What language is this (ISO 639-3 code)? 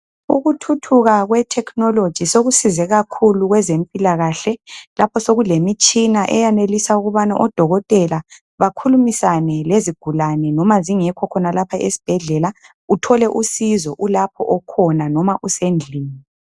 nde